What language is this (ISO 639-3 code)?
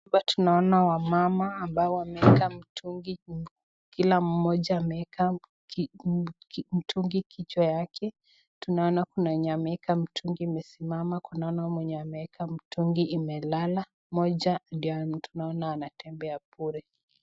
swa